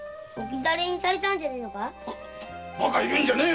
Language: Japanese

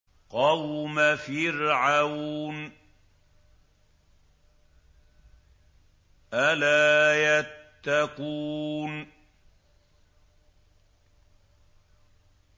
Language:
Arabic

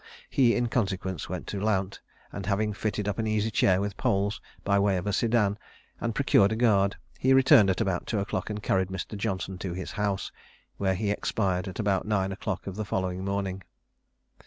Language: English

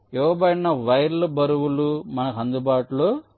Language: Telugu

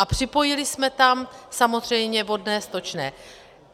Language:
Czech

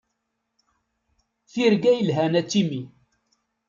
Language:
Kabyle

